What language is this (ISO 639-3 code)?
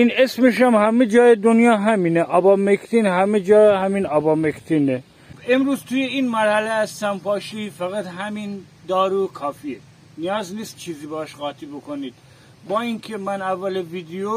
fas